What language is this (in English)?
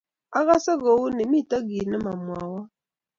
Kalenjin